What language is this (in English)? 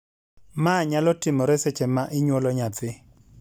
Luo (Kenya and Tanzania)